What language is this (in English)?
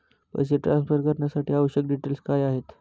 Marathi